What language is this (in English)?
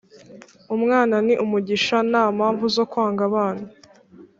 Kinyarwanda